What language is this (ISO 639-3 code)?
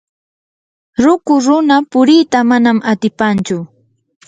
qur